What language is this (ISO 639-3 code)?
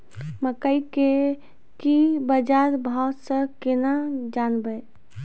mai